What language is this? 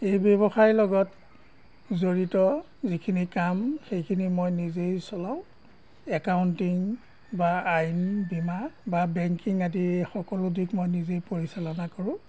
Assamese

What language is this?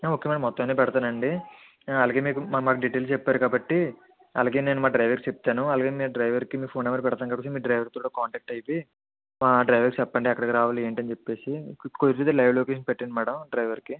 Telugu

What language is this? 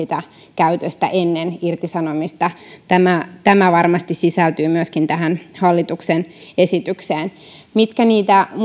Finnish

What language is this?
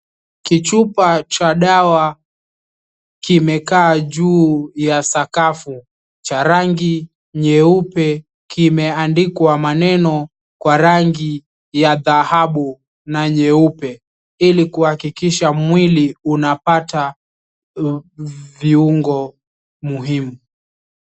Swahili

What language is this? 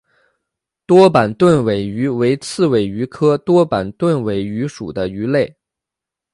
Chinese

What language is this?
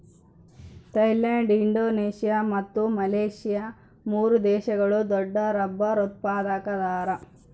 Kannada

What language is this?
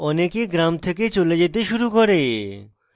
Bangla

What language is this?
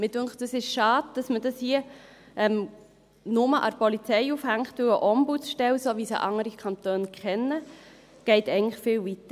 Swiss German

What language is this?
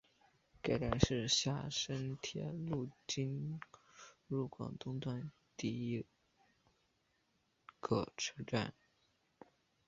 Chinese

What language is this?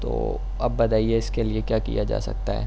Urdu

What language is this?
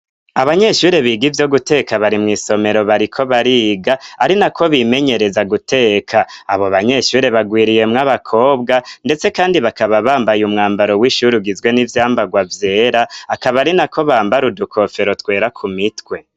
Rundi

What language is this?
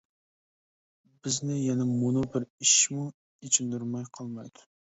Uyghur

